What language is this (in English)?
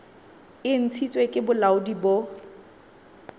Southern Sotho